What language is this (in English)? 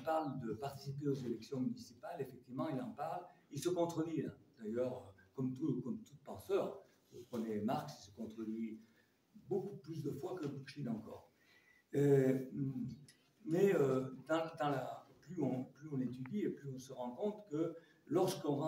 French